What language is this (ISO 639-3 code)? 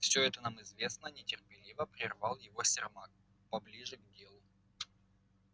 rus